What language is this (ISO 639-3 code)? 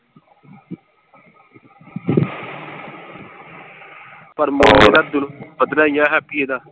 pan